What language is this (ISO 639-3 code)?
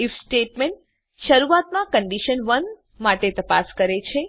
guj